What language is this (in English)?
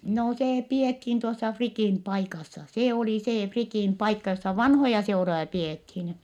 Finnish